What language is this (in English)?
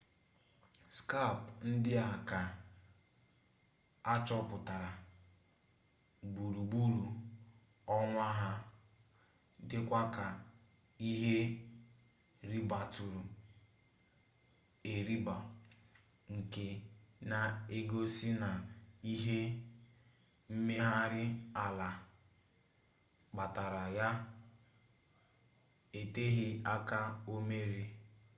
Igbo